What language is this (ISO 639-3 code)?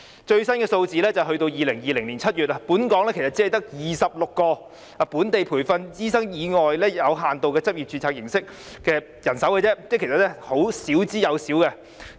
yue